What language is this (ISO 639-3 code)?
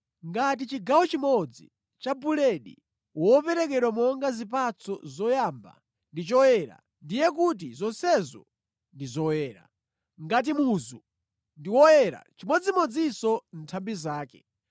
nya